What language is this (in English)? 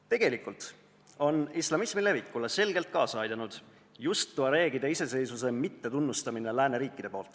Estonian